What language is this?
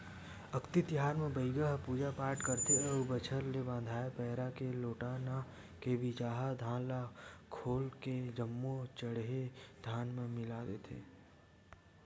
Chhattisgarhi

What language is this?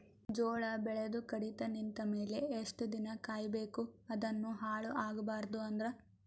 Kannada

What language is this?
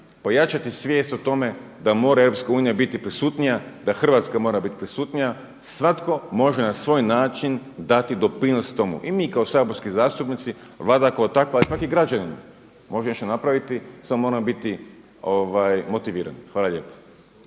Croatian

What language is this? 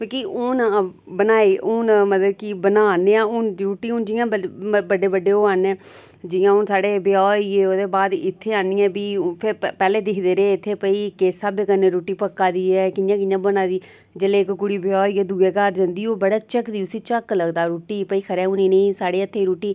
Dogri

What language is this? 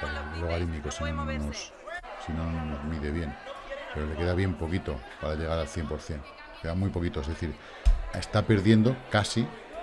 Spanish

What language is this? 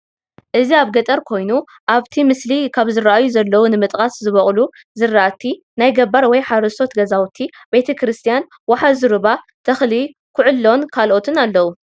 Tigrinya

